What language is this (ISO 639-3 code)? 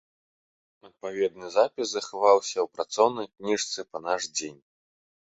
bel